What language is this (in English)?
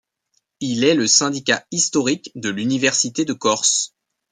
French